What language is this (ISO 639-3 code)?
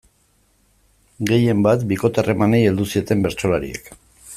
eus